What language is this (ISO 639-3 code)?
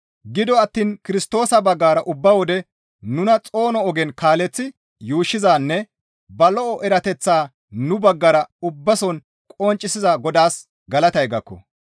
gmv